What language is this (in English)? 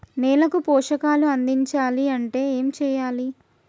Telugu